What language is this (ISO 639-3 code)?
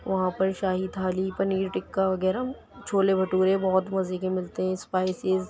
urd